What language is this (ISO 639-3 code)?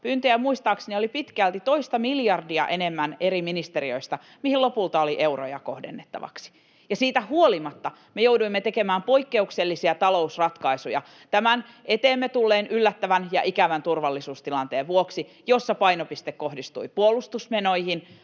fin